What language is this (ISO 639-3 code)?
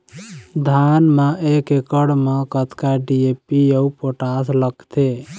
hne